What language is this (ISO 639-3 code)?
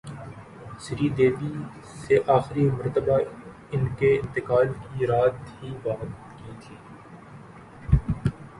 urd